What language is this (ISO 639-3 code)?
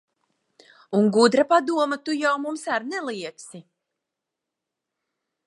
lav